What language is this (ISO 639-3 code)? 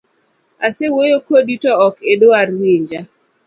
luo